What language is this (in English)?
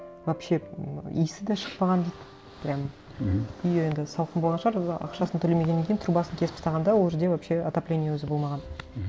Kazakh